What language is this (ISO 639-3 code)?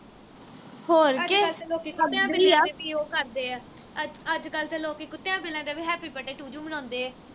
pan